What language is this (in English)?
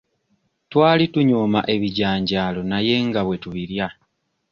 Ganda